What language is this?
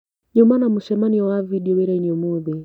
Kikuyu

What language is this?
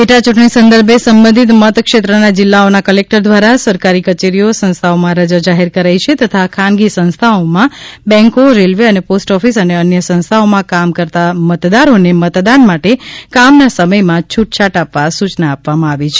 Gujarati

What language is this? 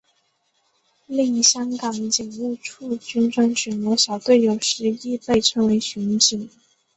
Chinese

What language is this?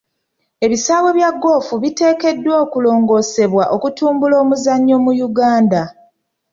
Ganda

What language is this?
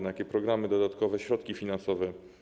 Polish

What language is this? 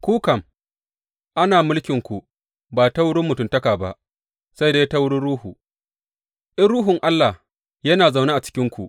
Hausa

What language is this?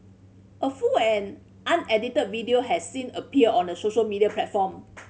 English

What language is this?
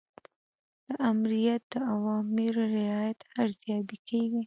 Pashto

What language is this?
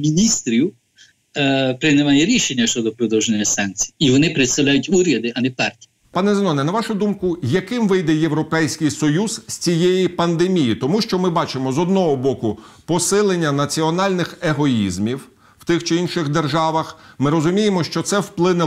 Ukrainian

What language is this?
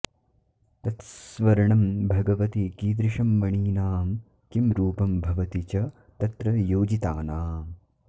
Sanskrit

